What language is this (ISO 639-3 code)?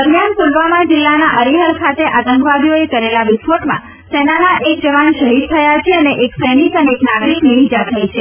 guj